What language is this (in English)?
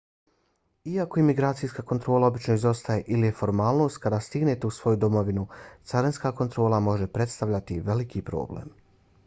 Bosnian